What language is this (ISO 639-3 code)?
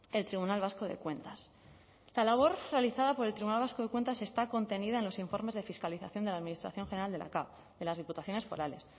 spa